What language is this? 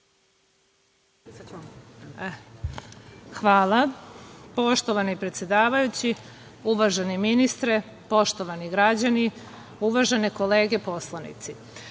Serbian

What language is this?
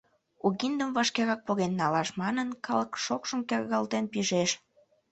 Mari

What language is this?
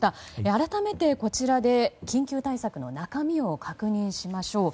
Japanese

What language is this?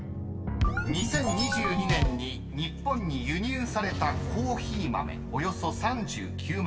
Japanese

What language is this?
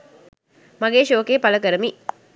Sinhala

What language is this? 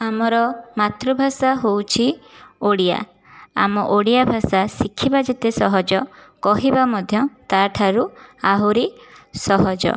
Odia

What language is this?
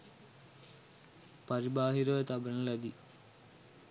Sinhala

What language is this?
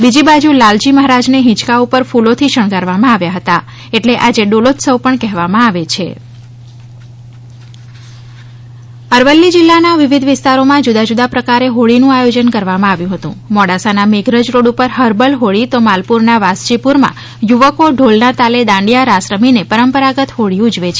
Gujarati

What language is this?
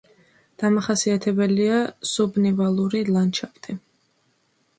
Georgian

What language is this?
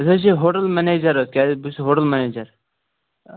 Kashmiri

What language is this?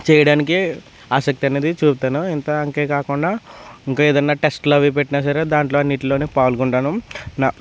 Telugu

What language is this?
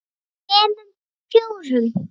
Icelandic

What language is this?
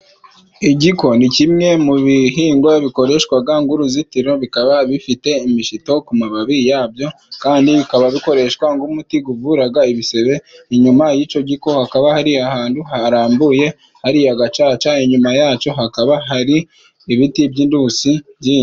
Kinyarwanda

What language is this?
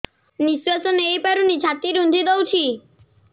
Odia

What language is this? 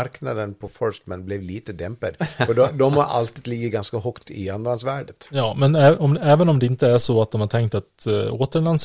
Swedish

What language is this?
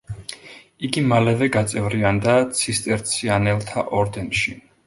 Georgian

